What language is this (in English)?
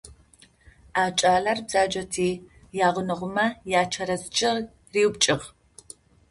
Adyghe